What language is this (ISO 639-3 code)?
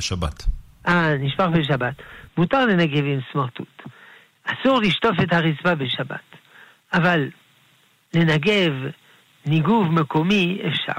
heb